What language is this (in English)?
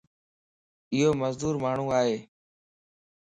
Lasi